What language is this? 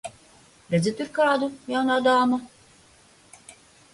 Latvian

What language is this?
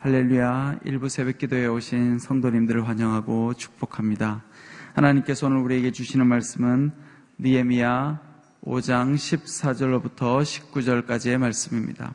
Korean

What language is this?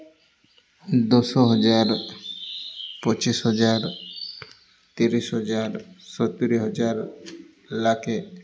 Odia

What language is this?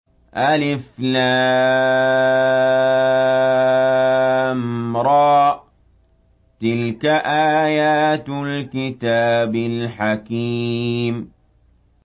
Arabic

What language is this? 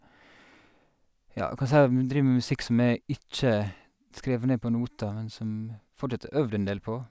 Norwegian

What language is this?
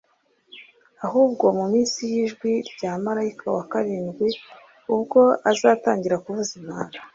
Kinyarwanda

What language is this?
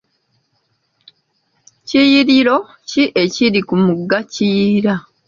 Ganda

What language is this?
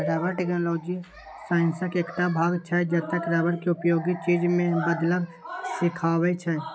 Maithili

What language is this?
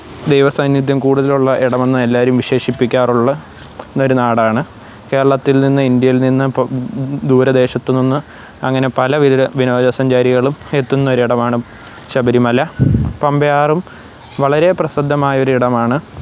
Malayalam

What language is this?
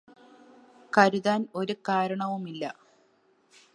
Malayalam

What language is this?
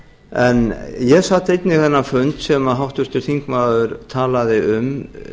Icelandic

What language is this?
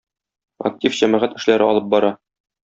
Tatar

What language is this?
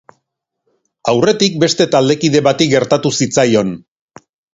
Basque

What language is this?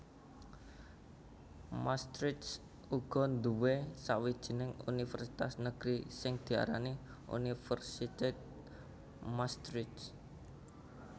Javanese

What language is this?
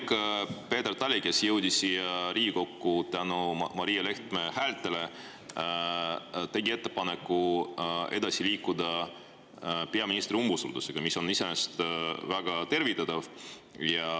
Estonian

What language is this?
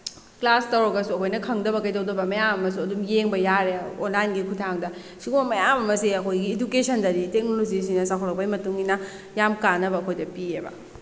Manipuri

